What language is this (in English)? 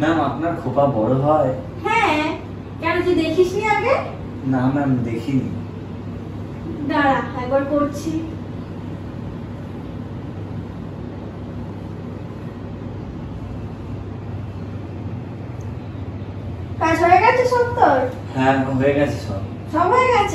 Bangla